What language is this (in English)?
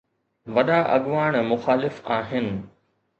Sindhi